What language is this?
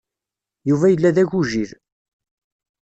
Kabyle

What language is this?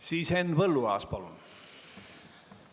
Estonian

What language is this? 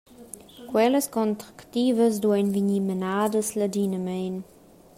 Romansh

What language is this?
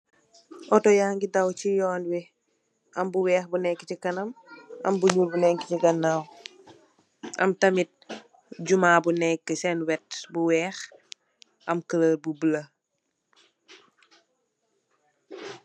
Wolof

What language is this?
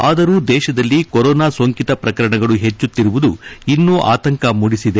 Kannada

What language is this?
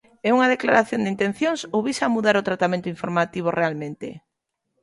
Galician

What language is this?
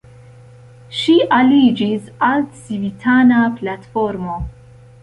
Esperanto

